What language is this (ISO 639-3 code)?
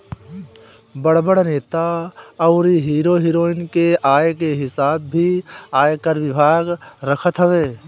bho